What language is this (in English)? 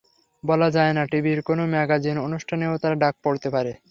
Bangla